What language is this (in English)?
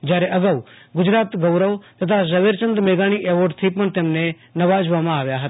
Gujarati